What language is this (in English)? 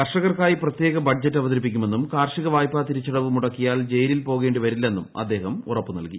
Malayalam